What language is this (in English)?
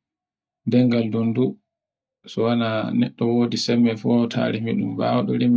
Borgu Fulfulde